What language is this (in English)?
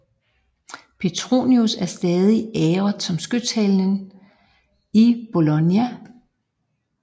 Danish